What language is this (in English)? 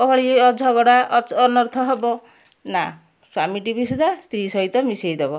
Odia